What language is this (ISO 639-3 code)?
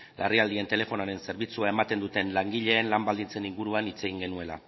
eus